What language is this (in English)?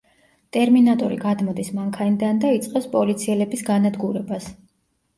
Georgian